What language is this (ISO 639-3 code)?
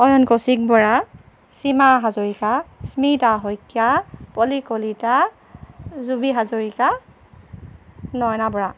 asm